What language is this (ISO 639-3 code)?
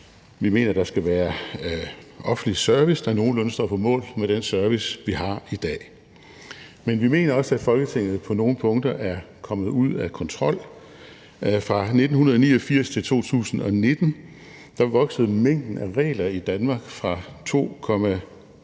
dan